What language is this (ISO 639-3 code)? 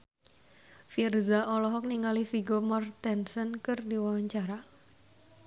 sun